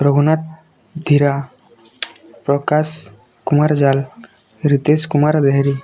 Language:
Odia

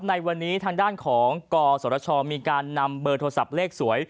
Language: Thai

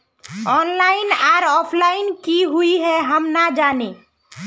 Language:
Magahi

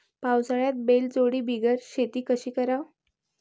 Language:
Marathi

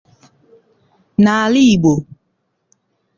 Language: Igbo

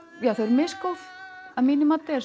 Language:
Icelandic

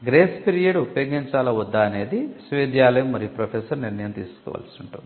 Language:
Telugu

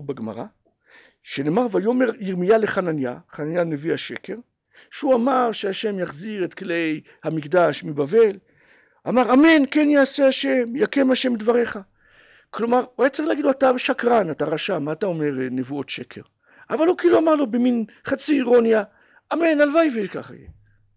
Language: Hebrew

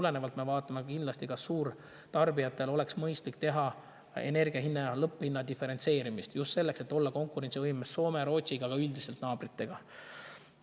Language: Estonian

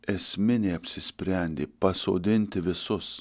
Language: Lithuanian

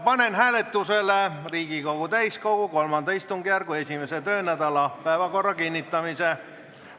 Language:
Estonian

